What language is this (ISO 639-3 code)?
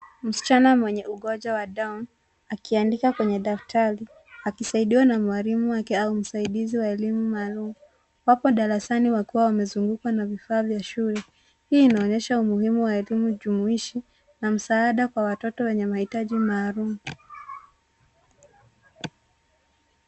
swa